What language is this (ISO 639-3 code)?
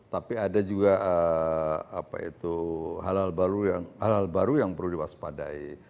ind